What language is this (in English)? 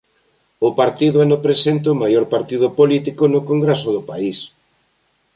Galician